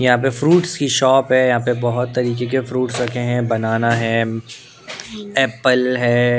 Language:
Hindi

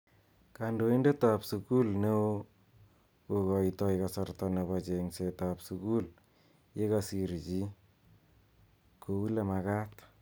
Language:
Kalenjin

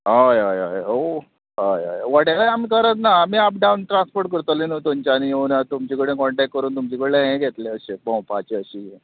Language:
Konkani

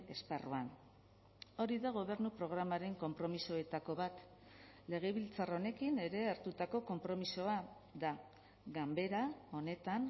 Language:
Basque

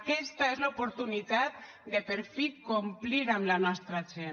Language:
Catalan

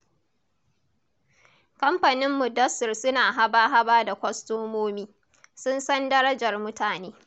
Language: Hausa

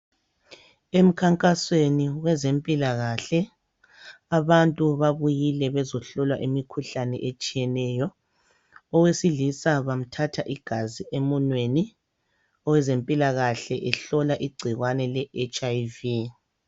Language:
North Ndebele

